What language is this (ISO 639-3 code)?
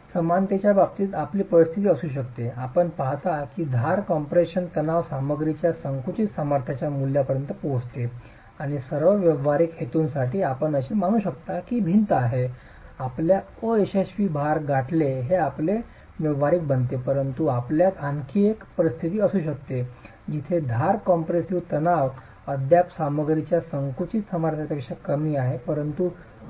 mar